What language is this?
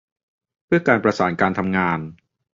Thai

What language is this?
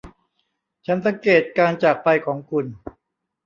Thai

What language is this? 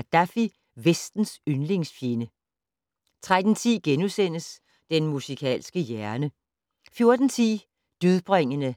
Danish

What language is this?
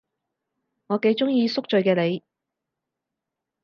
Cantonese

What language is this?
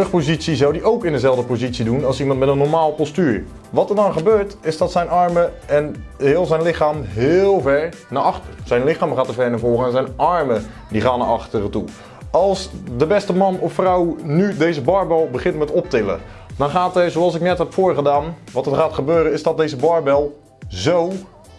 Dutch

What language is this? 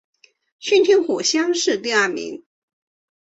Chinese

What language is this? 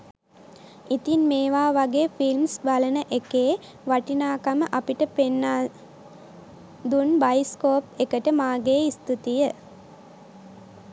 Sinhala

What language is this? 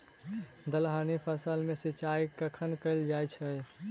Maithili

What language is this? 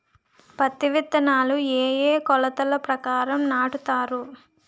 Telugu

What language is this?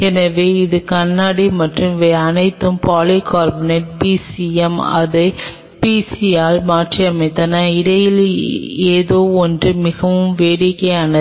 Tamil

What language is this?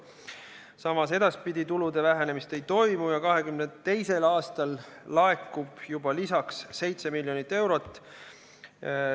Estonian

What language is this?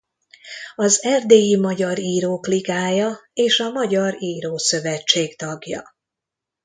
Hungarian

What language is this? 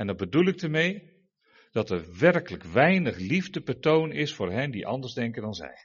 Dutch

